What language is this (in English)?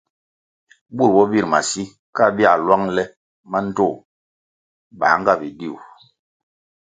Kwasio